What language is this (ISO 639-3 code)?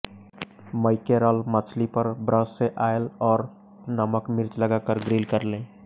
hin